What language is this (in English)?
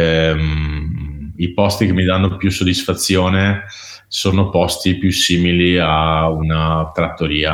Italian